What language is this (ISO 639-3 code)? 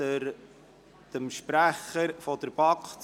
gsw